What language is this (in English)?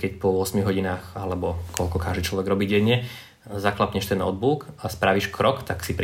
Slovak